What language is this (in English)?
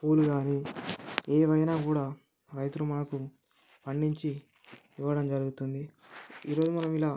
Telugu